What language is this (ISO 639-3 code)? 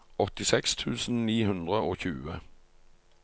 nor